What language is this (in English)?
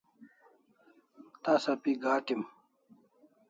Kalasha